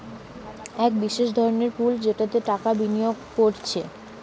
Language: Bangla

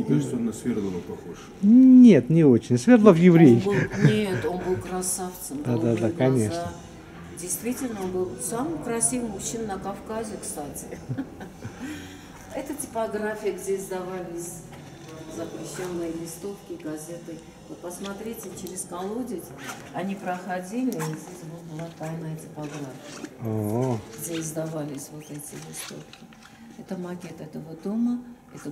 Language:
Russian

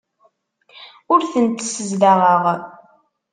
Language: Kabyle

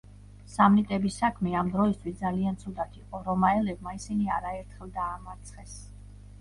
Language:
Georgian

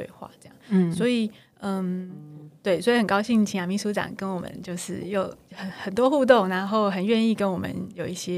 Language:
Chinese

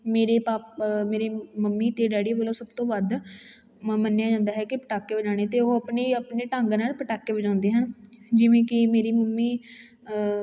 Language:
Punjabi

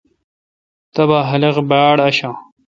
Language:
Kalkoti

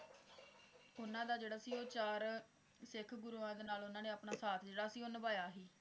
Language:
Punjabi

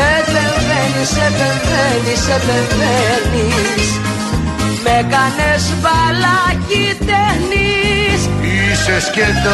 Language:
Greek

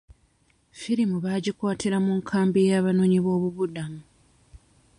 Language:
Ganda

